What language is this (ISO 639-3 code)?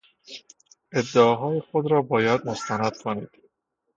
fas